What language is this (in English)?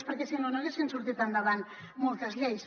Catalan